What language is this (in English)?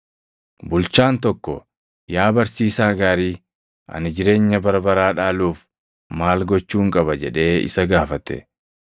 Oromo